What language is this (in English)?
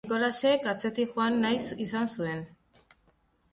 Basque